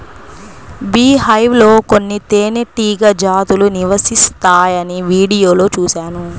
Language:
Telugu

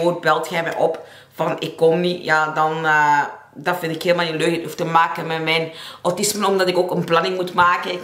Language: Dutch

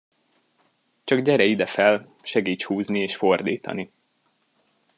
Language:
Hungarian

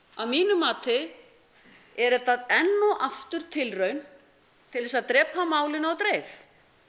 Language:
Icelandic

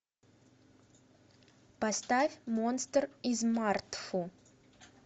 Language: Russian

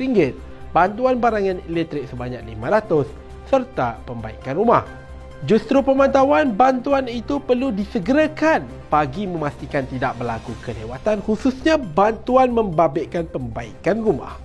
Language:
Malay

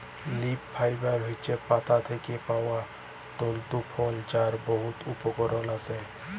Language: Bangla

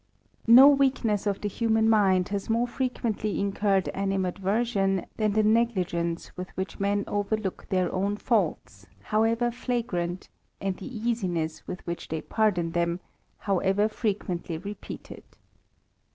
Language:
English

